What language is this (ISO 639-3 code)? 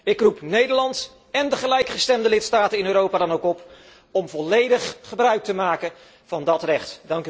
nld